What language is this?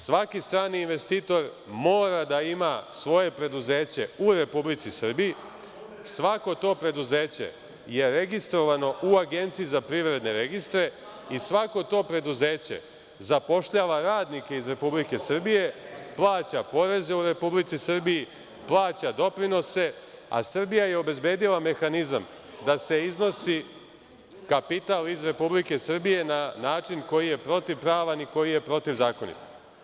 Serbian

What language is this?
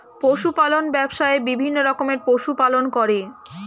Bangla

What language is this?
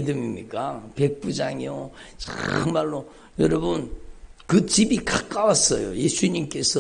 Korean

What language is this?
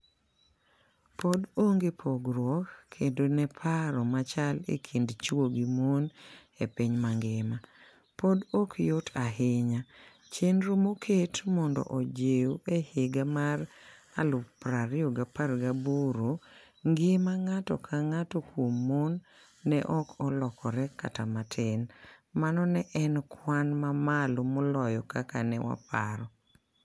Luo (Kenya and Tanzania)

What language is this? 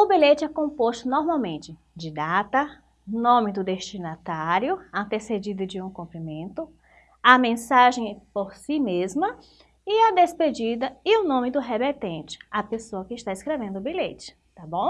Portuguese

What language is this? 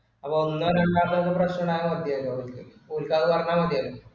Malayalam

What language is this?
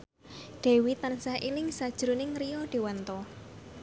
Javanese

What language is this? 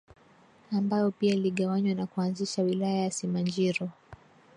Swahili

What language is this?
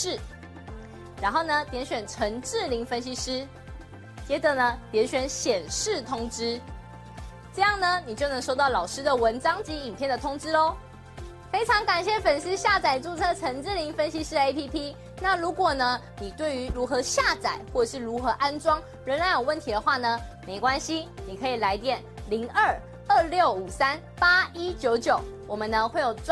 Chinese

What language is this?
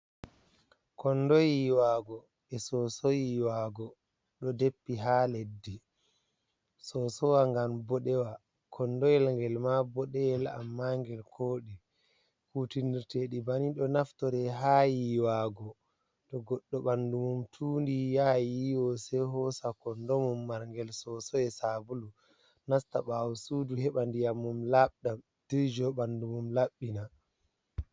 Fula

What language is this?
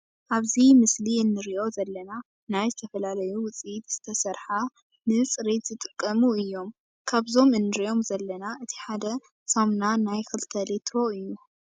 Tigrinya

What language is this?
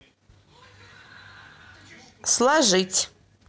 Russian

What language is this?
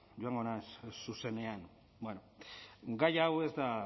Basque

